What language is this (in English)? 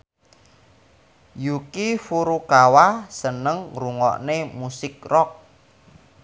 Javanese